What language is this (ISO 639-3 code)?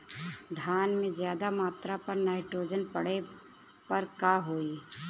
bho